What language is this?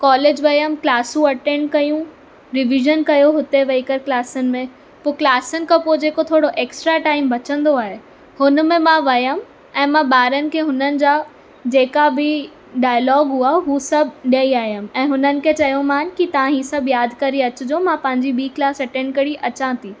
Sindhi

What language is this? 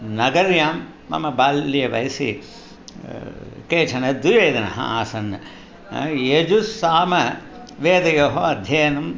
Sanskrit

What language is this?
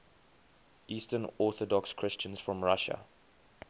English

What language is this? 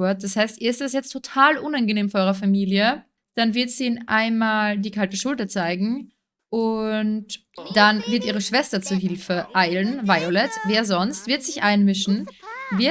German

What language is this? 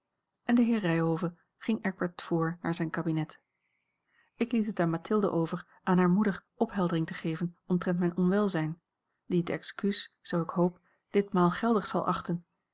Dutch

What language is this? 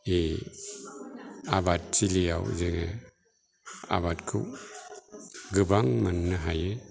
Bodo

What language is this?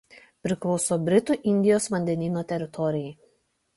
Lithuanian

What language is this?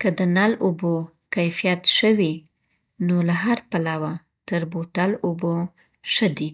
Southern Pashto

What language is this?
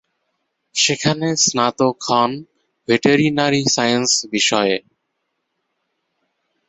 Bangla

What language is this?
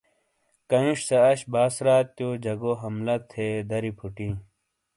Shina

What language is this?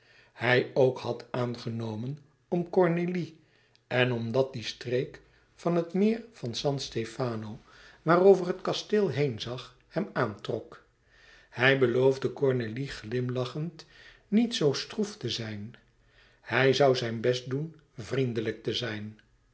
Dutch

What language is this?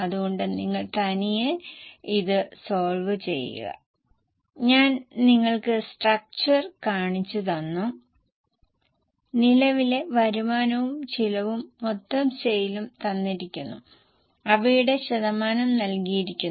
Malayalam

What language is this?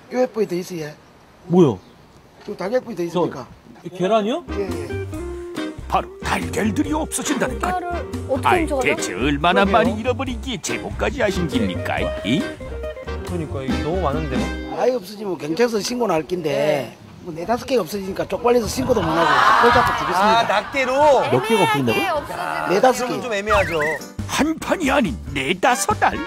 Korean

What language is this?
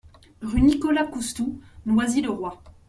French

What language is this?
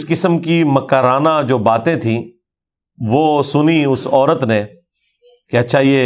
Urdu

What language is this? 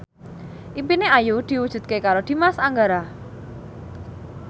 Javanese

